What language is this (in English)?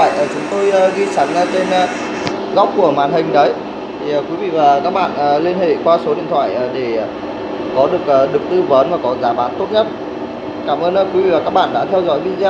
Vietnamese